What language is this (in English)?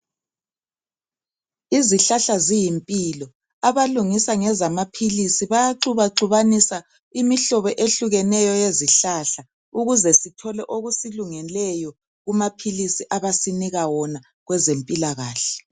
North Ndebele